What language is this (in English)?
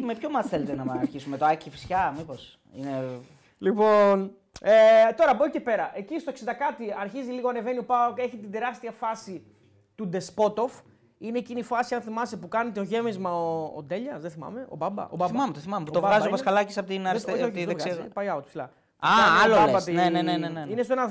Greek